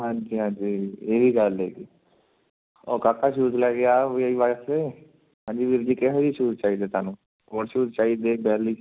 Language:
Punjabi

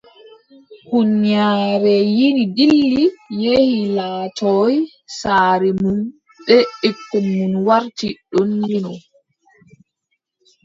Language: Adamawa Fulfulde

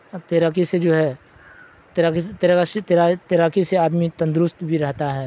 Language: Urdu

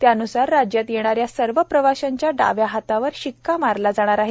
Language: Marathi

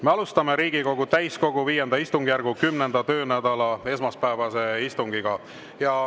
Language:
Estonian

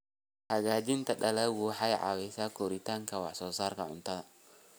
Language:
Somali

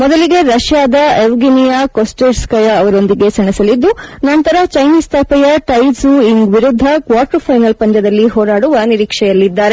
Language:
Kannada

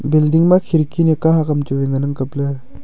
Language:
Wancho Naga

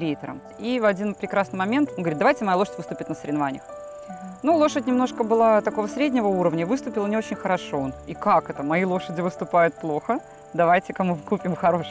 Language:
Russian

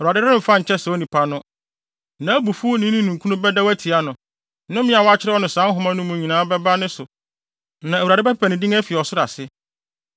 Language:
Akan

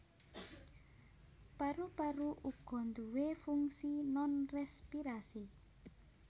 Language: Javanese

